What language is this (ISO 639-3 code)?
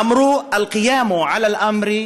heb